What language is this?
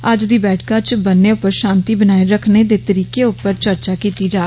Dogri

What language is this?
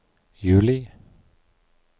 Norwegian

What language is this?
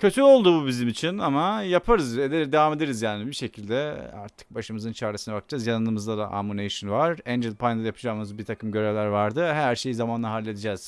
Turkish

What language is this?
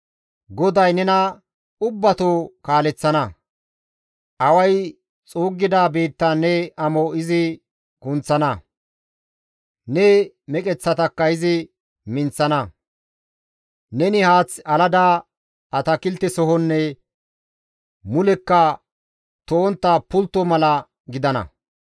Gamo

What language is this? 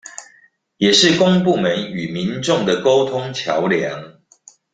Chinese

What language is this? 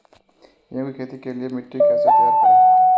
Hindi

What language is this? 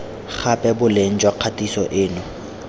Tswana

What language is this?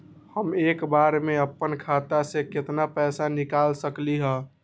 Magahi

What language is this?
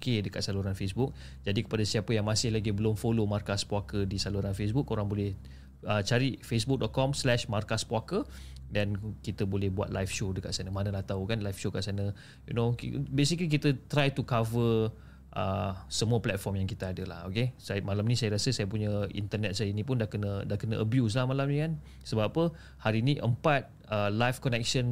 Malay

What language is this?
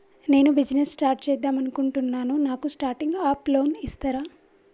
Telugu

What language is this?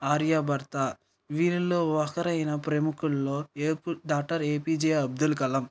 Telugu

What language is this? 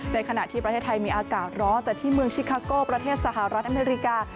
Thai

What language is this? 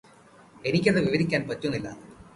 Malayalam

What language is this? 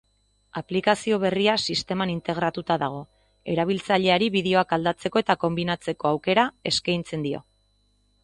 Basque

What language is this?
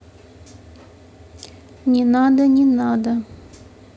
Russian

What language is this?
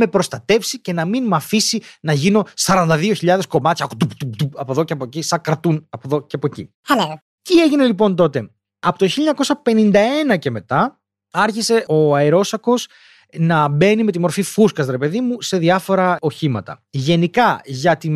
Greek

